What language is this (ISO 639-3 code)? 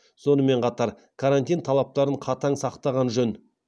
kaz